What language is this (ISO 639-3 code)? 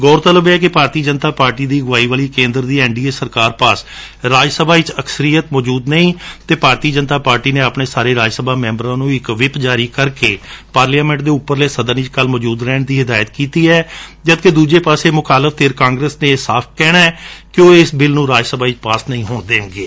pan